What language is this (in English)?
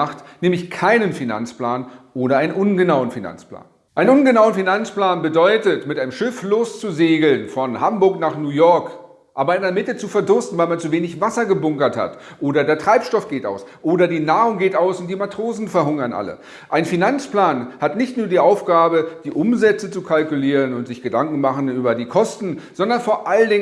German